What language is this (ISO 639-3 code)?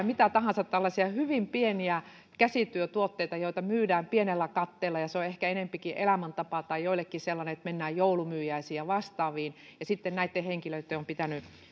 fin